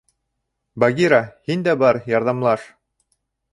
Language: Bashkir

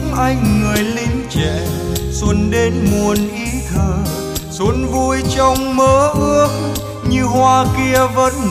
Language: Vietnamese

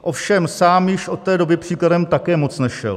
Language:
Czech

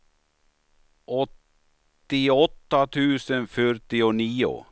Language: Swedish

